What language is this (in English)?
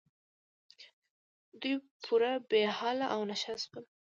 Pashto